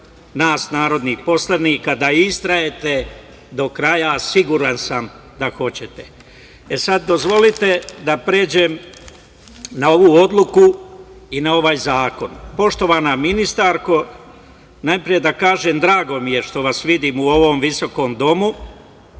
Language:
Serbian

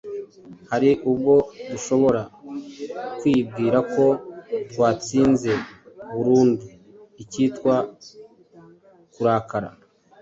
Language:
Kinyarwanda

